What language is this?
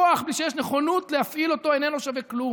Hebrew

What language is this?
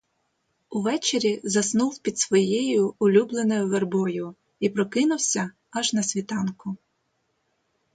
Ukrainian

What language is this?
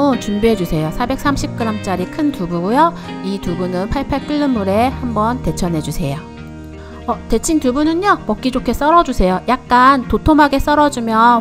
Korean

